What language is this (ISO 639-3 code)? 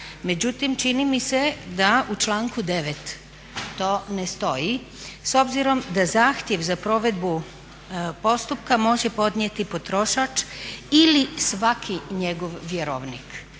hrv